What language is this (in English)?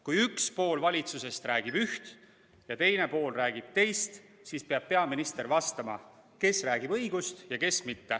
Estonian